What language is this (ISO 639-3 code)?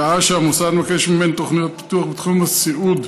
heb